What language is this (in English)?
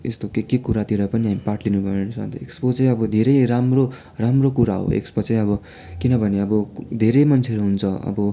Nepali